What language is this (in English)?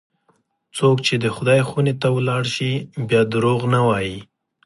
Pashto